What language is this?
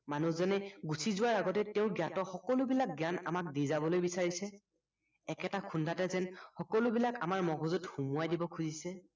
Assamese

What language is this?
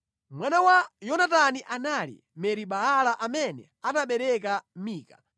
Nyanja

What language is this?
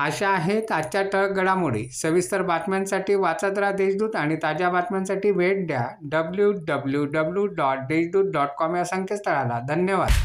Marathi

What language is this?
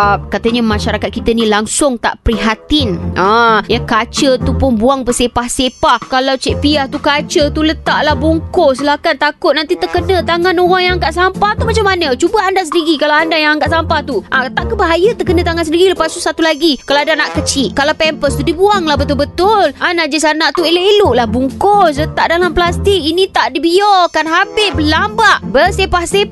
Malay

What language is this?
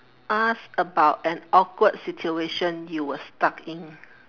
English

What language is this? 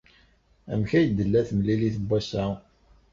Kabyle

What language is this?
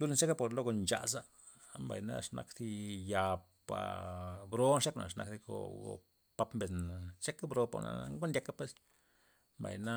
Loxicha Zapotec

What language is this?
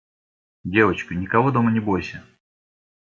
Russian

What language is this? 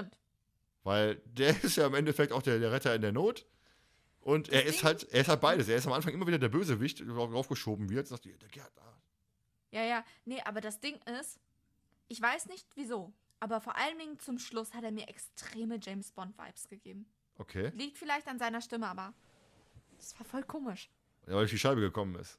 German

